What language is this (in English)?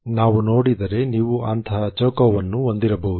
Kannada